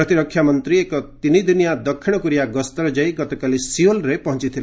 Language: Odia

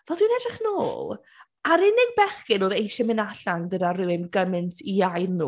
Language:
Welsh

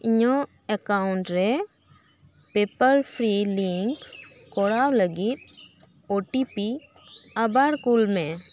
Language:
Santali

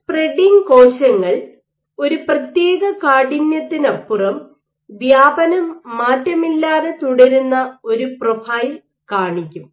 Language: Malayalam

